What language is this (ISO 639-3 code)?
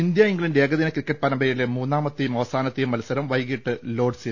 mal